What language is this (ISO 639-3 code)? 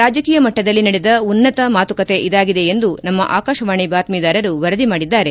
kan